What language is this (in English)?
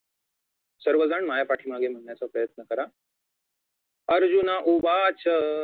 Marathi